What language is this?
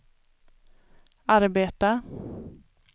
Swedish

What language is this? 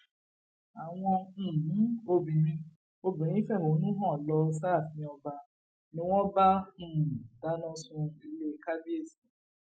Yoruba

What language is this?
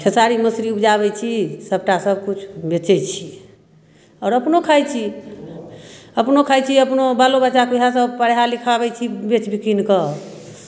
Maithili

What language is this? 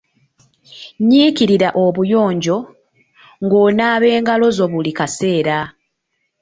Ganda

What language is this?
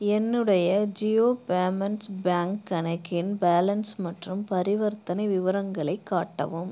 Tamil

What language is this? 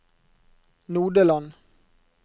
Norwegian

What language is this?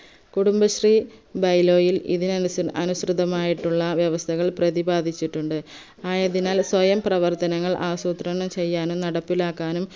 Malayalam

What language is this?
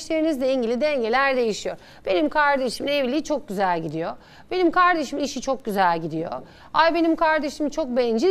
Turkish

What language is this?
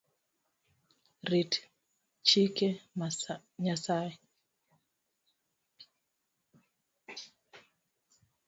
Luo (Kenya and Tanzania)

